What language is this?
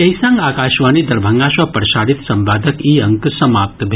Maithili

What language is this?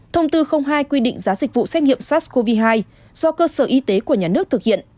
Vietnamese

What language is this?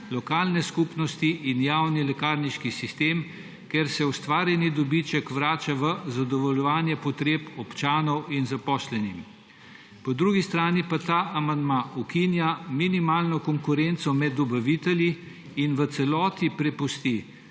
Slovenian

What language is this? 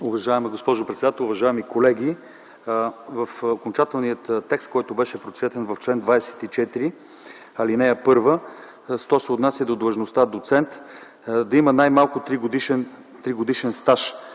Bulgarian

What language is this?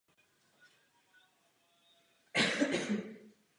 Czech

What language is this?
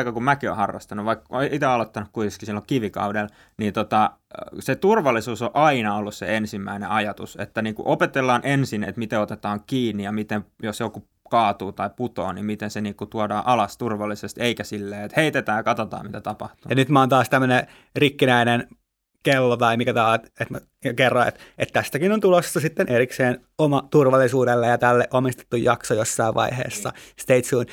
Finnish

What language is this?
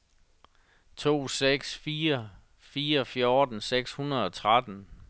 Danish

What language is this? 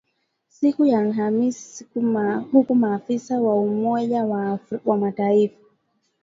Swahili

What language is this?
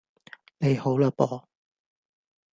Cantonese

